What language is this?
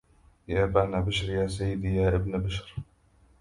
Arabic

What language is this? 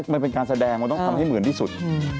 Thai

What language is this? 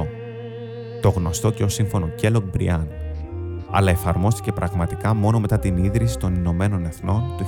Greek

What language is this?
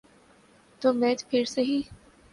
Urdu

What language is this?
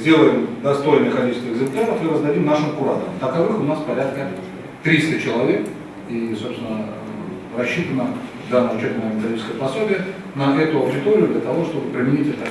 Russian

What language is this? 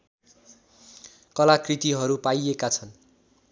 Nepali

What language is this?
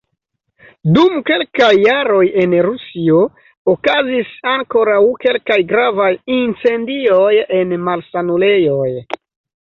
Esperanto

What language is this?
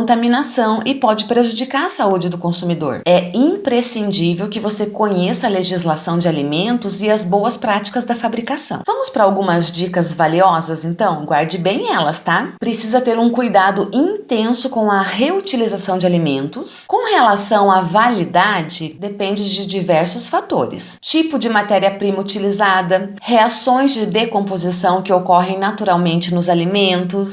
Portuguese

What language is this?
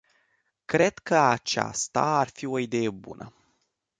Romanian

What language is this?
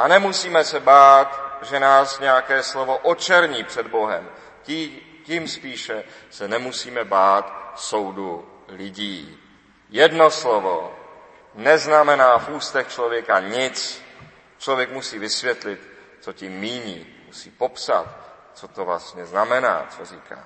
Czech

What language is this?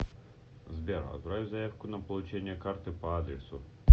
Russian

